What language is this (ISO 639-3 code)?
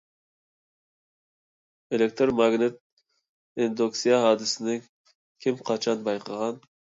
uig